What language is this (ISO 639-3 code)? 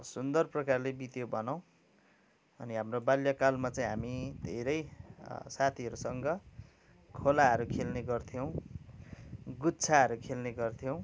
nep